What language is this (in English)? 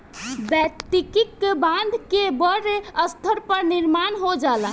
Bhojpuri